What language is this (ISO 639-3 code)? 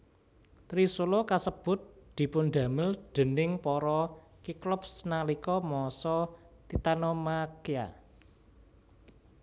jav